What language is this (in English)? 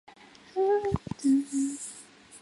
Chinese